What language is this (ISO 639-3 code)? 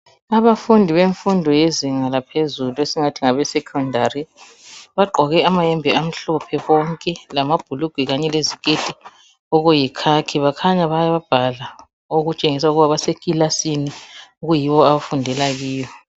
nde